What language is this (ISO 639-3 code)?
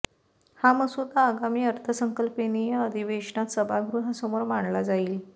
mar